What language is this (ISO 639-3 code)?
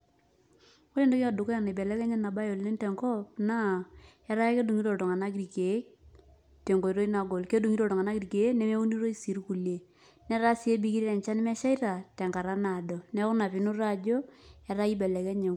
mas